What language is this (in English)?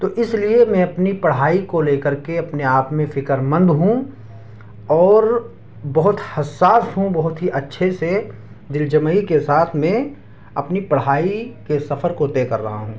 Urdu